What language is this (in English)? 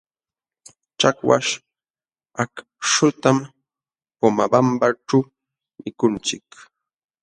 Jauja Wanca Quechua